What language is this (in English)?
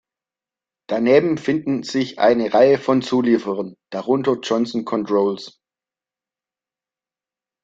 German